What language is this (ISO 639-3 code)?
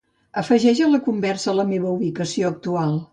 cat